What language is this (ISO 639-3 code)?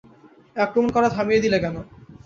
ben